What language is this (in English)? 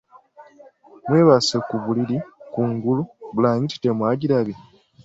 Ganda